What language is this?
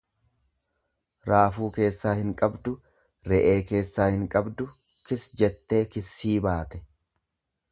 Oromo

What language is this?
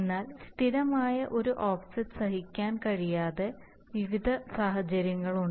Malayalam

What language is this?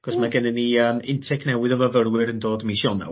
Welsh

